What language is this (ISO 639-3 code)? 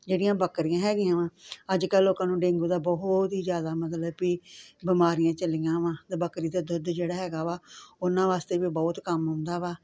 pan